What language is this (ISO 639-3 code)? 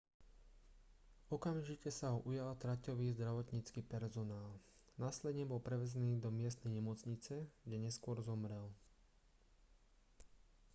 slk